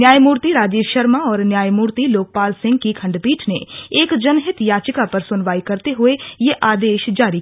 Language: Hindi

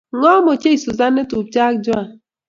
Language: Kalenjin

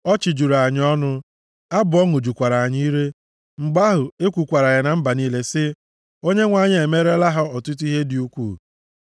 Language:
Igbo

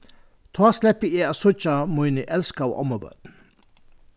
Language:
Faroese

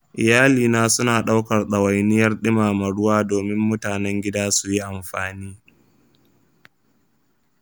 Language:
Hausa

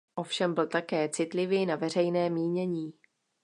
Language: Czech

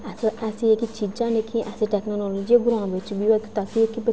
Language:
Dogri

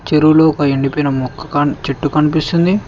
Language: Telugu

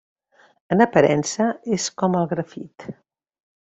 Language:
Catalan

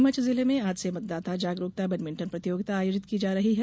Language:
Hindi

